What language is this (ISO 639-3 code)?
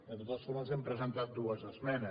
cat